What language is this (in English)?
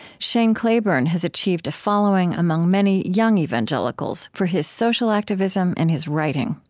English